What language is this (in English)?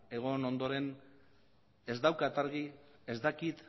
Basque